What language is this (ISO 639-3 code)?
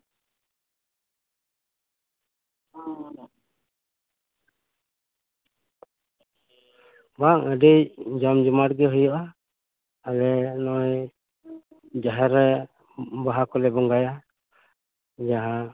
sat